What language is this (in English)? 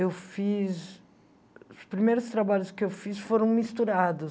Portuguese